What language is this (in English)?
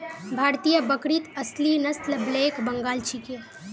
Magahi